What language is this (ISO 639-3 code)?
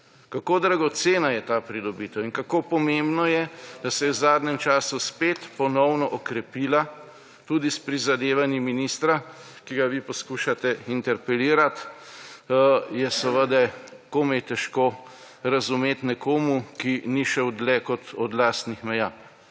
slv